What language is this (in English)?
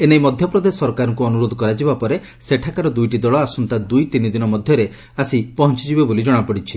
Odia